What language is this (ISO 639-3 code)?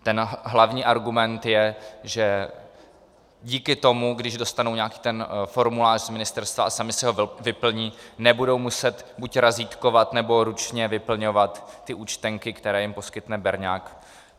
ces